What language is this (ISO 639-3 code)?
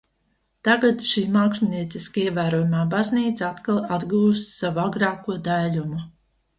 lav